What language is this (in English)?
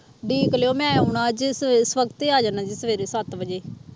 Punjabi